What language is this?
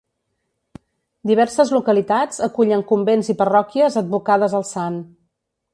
Catalan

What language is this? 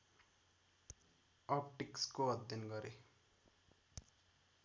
Nepali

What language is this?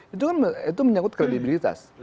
Indonesian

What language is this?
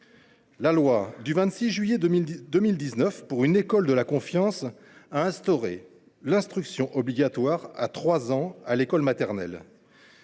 French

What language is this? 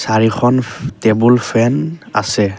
Assamese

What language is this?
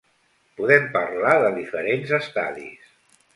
Catalan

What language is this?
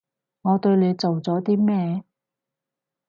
Cantonese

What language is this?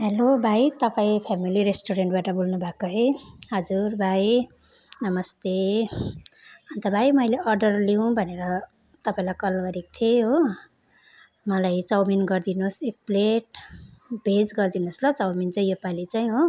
Nepali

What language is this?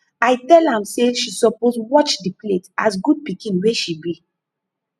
Nigerian Pidgin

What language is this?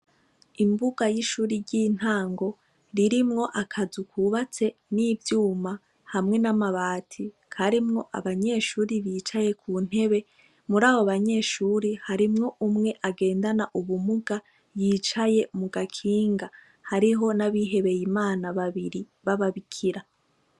Rundi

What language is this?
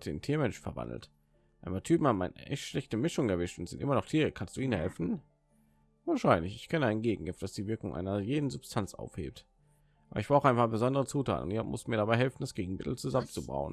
German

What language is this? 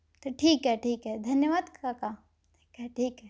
Marathi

